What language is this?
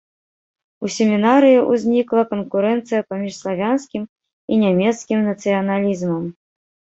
Belarusian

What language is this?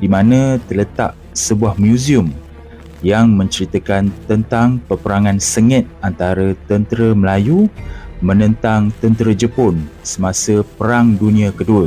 Malay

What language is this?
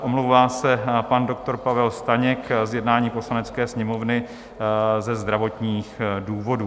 Czech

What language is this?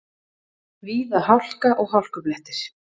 Icelandic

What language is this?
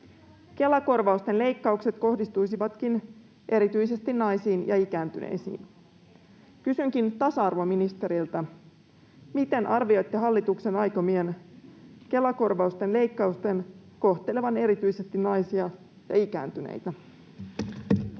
Finnish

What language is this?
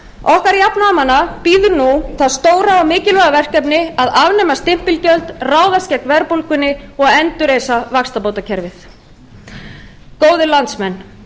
Icelandic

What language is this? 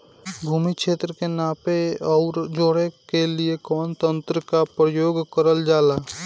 Bhojpuri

